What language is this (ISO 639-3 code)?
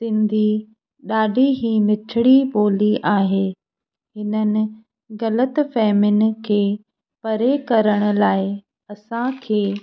snd